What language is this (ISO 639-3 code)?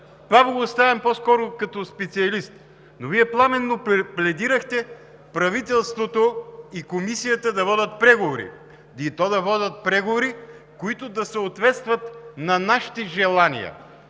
bul